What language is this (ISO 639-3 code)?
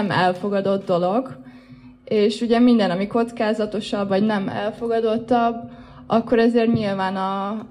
hun